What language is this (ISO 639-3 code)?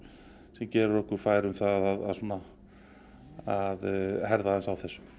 isl